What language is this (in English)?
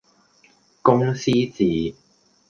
Cantonese